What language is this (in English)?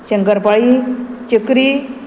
Konkani